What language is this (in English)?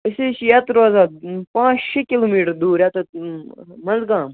Kashmiri